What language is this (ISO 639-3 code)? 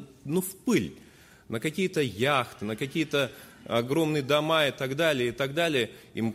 rus